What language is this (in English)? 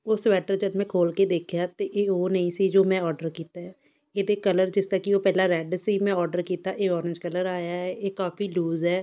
Punjabi